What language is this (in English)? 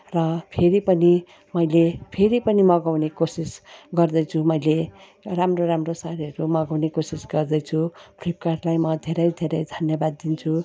Nepali